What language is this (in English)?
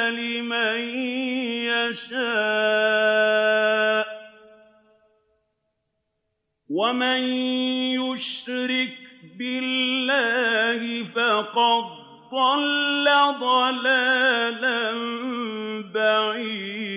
Arabic